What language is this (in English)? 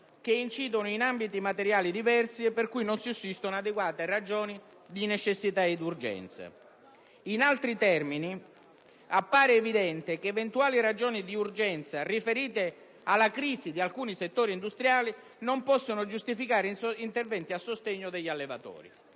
Italian